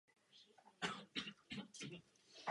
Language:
Czech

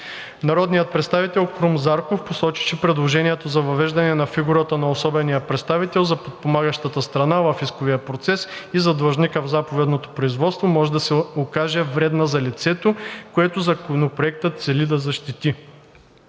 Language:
Bulgarian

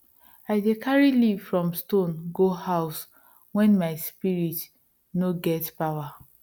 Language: Nigerian Pidgin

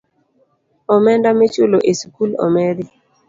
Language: Luo (Kenya and Tanzania)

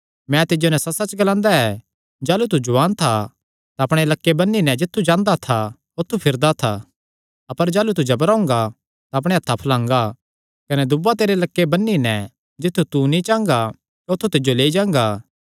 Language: Kangri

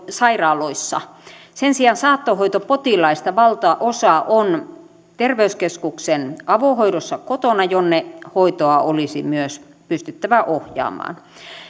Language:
Finnish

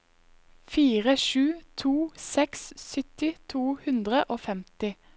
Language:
Norwegian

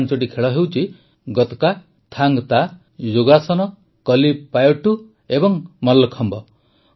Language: Odia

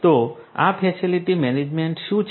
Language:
Gujarati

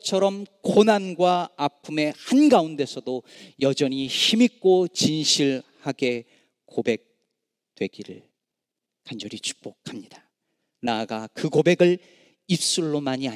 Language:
Korean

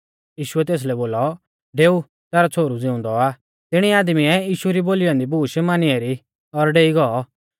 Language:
Mahasu Pahari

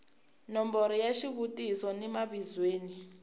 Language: Tsonga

